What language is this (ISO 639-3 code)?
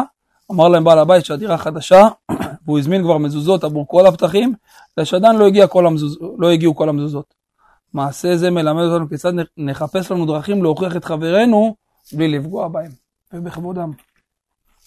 heb